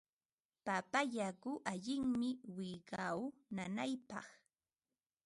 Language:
Ambo-Pasco Quechua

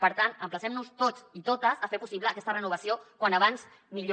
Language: Catalan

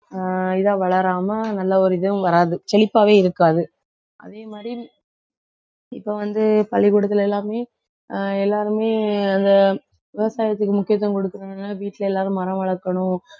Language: Tamil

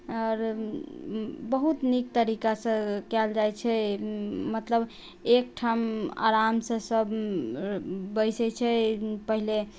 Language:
Maithili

